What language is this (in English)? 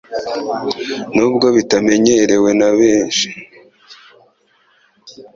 Kinyarwanda